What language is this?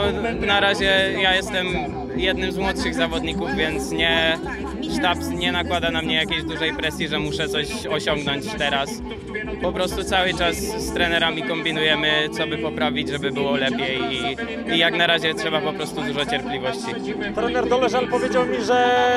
Polish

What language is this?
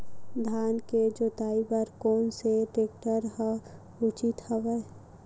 Chhattisgarhi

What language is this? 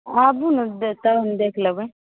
Maithili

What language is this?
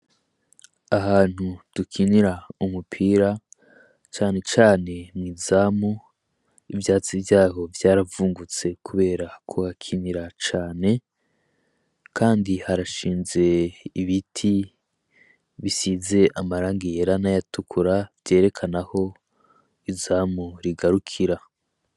Rundi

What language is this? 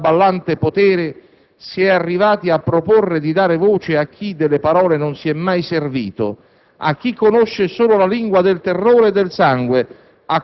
Italian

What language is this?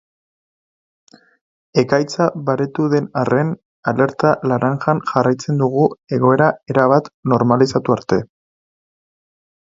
Basque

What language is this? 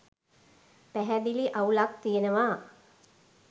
Sinhala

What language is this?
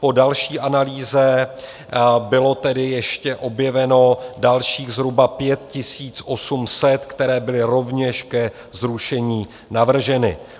Czech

